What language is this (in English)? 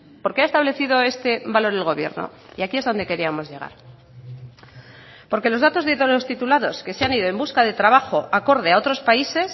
Spanish